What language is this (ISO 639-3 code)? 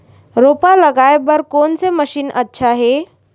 hne